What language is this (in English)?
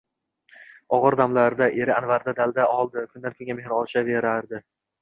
Uzbek